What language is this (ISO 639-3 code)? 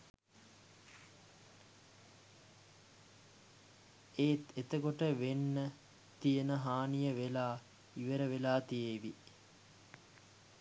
sin